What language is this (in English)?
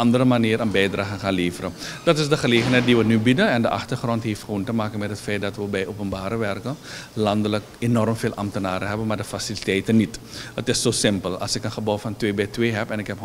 Dutch